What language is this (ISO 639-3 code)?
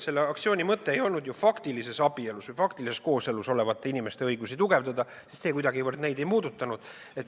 est